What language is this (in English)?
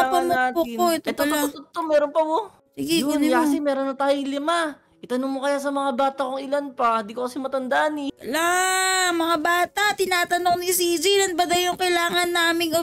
Filipino